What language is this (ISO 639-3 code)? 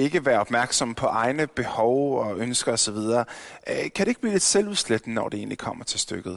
dan